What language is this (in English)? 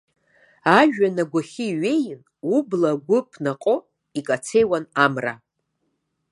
Abkhazian